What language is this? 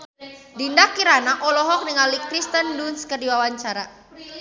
Sundanese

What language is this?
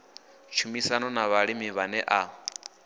Venda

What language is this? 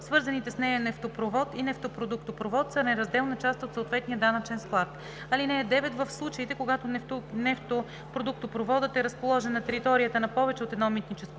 Bulgarian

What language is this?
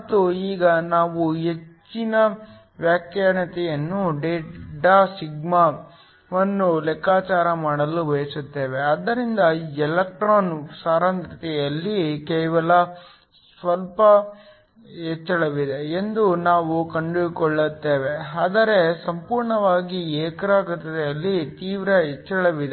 Kannada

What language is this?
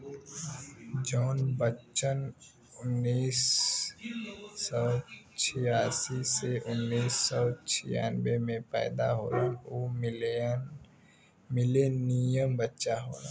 Bhojpuri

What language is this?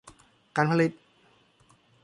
Thai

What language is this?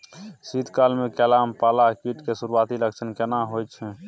Maithili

